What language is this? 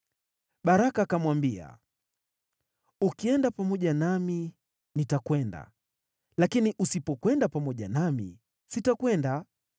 Swahili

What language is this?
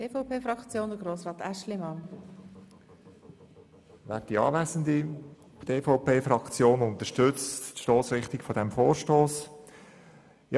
Swiss German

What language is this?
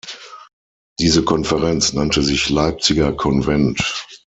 German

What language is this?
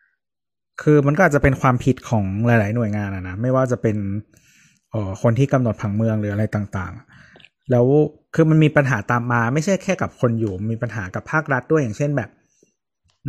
Thai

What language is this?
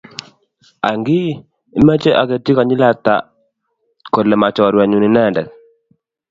Kalenjin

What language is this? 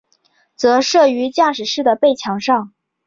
Chinese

